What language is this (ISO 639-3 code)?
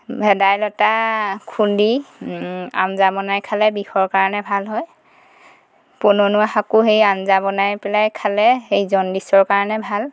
asm